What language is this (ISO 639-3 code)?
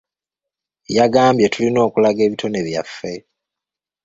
lug